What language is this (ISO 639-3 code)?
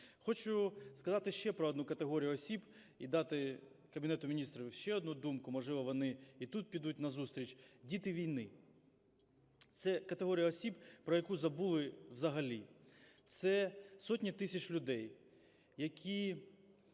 ukr